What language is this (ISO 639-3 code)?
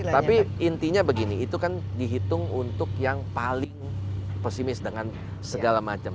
ind